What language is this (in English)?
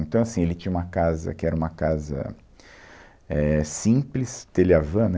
Portuguese